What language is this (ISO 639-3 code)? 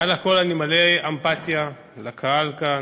heb